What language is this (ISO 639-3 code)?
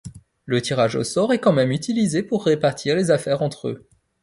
fra